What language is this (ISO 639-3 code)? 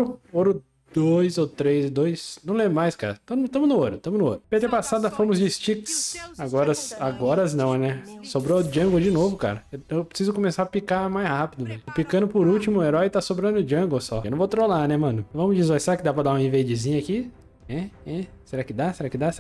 por